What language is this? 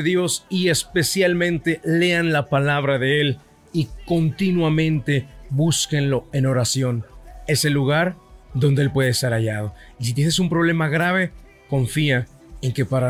Spanish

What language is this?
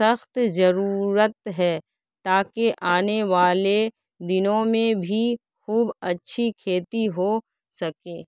Urdu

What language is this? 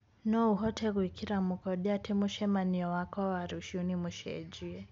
Kikuyu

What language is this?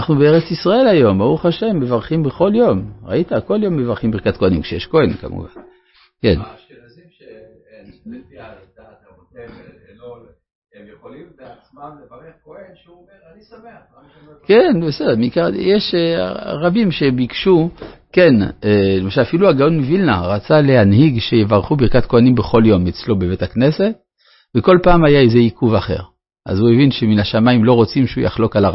Hebrew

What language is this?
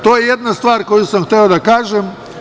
Serbian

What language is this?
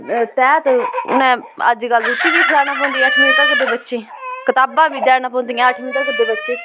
Dogri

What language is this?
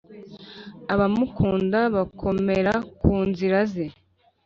Kinyarwanda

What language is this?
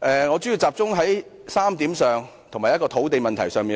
Cantonese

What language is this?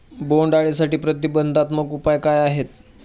Marathi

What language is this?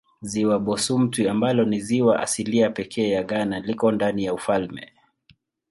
Swahili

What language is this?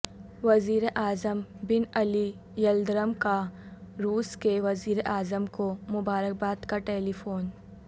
Urdu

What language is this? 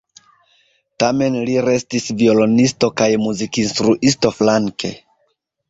Esperanto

